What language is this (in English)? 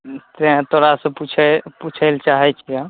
Maithili